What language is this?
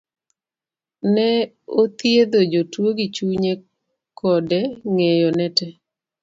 Luo (Kenya and Tanzania)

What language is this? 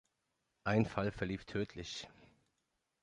German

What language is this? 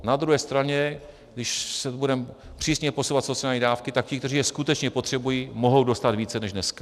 Czech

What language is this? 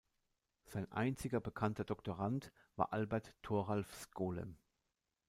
German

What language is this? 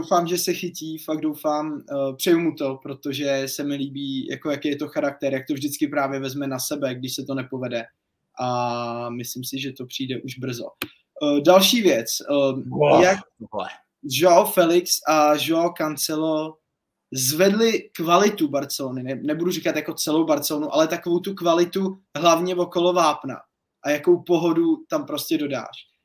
Czech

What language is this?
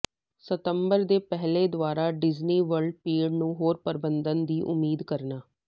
Punjabi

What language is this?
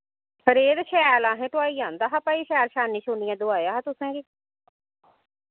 Dogri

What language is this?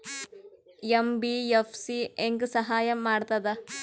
Kannada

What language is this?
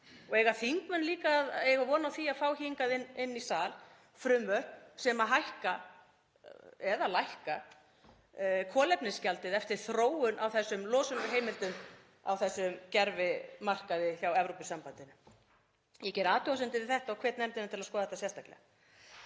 Icelandic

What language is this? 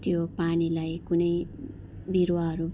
Nepali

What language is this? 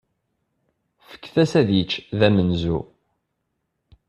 Kabyle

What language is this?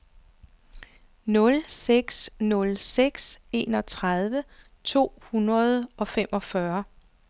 Danish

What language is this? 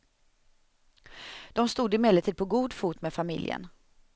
Swedish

